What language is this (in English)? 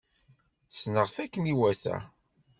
Kabyle